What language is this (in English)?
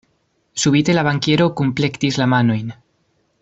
Esperanto